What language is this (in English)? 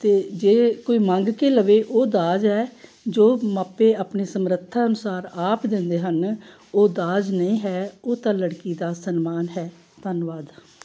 Punjabi